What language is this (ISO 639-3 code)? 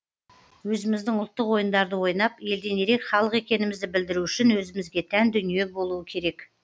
kaz